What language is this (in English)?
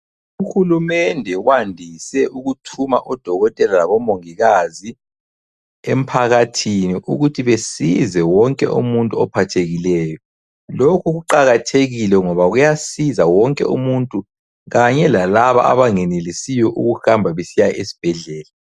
North Ndebele